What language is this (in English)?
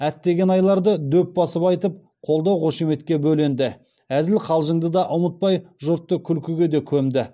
Kazakh